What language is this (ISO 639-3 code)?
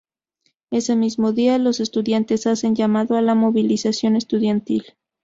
spa